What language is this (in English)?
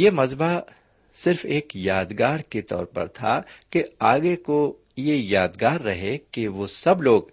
Urdu